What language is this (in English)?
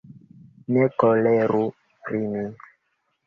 Esperanto